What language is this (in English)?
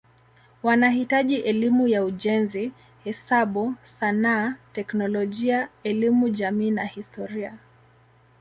Swahili